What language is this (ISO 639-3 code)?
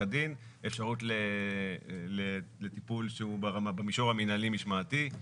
heb